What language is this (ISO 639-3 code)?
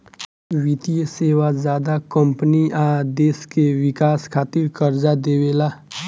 bho